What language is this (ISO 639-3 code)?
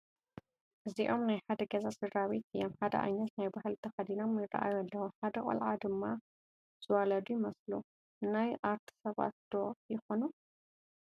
tir